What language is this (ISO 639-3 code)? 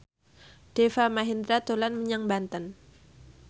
jav